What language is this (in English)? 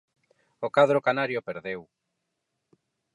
Galician